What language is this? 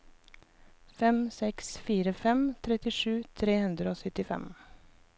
Norwegian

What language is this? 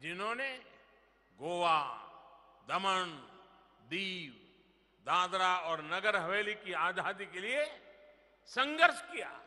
Hindi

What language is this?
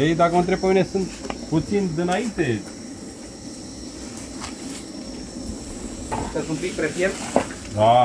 Romanian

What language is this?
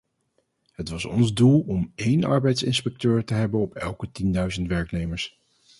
Dutch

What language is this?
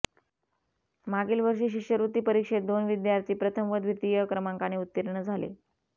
Marathi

